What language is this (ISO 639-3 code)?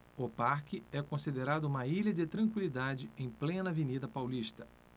por